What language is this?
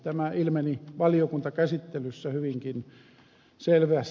Finnish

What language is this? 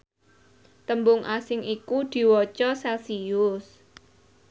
Javanese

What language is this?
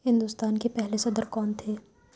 Urdu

